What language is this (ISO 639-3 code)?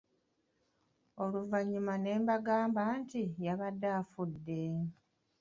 lug